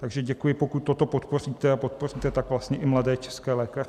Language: Czech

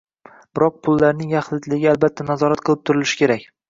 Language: Uzbek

